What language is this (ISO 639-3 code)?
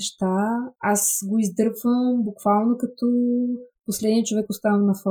bul